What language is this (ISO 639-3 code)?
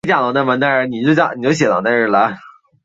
zho